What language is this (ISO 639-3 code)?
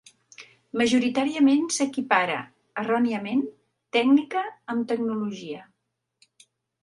cat